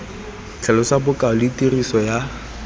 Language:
Tswana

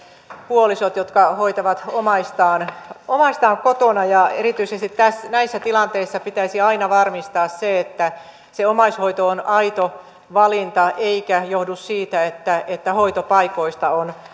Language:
Finnish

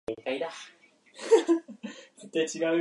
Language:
Japanese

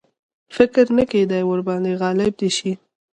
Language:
Pashto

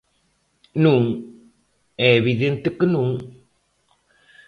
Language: Galician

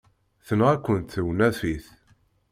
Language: Kabyle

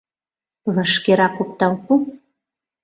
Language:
Mari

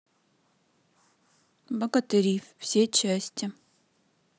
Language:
Russian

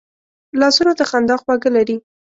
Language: Pashto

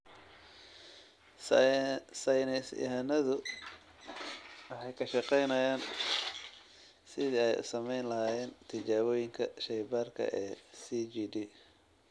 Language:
Somali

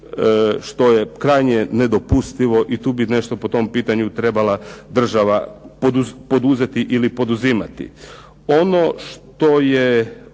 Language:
Croatian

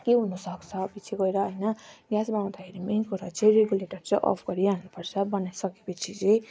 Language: Nepali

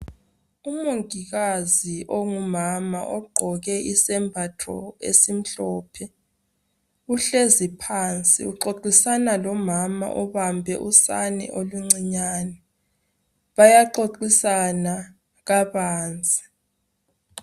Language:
North Ndebele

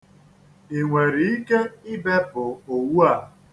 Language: Igbo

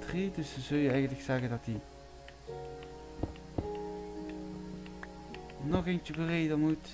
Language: Dutch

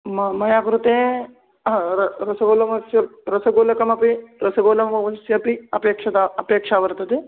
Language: Sanskrit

